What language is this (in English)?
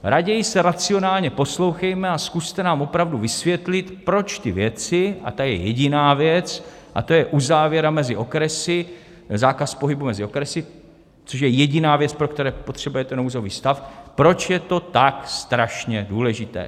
Czech